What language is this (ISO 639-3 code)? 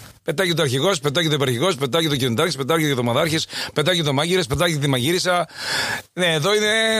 ell